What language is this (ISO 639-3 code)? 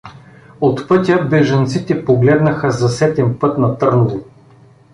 bul